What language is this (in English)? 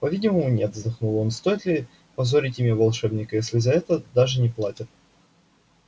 Russian